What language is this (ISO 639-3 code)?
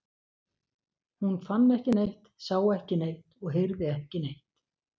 isl